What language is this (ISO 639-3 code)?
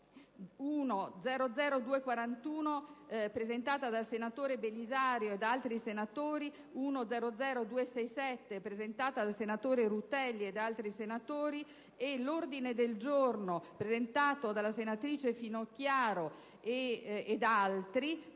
ita